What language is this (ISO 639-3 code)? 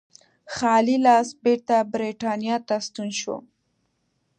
pus